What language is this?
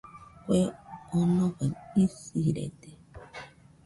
Nüpode Huitoto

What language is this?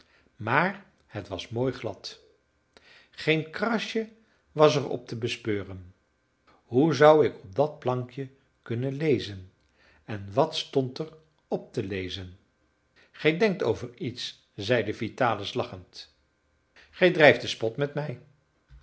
Dutch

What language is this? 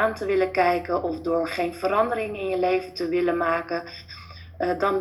Dutch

